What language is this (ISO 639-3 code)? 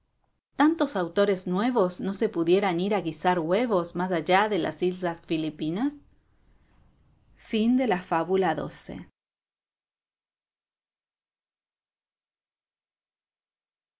spa